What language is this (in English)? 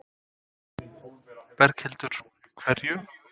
Icelandic